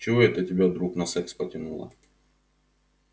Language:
Russian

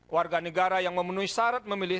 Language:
Indonesian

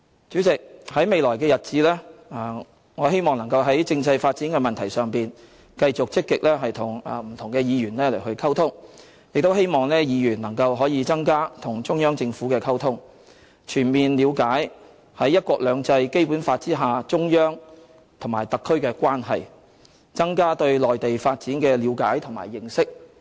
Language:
Cantonese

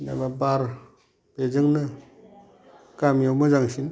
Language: Bodo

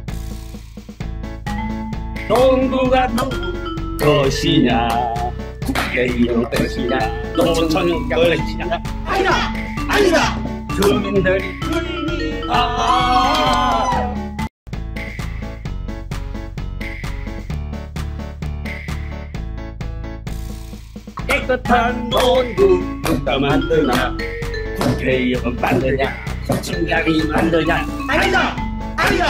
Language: Korean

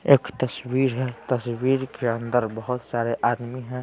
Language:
Hindi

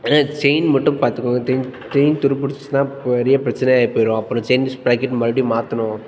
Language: Tamil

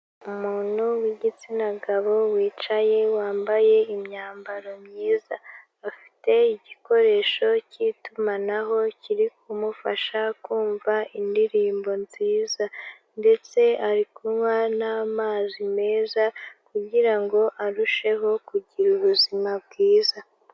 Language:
Kinyarwanda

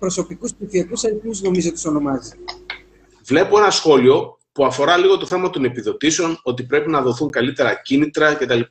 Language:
Greek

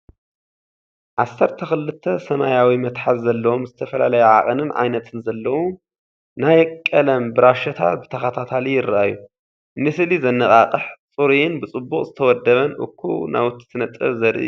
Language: Tigrinya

